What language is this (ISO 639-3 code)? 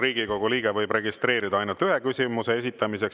est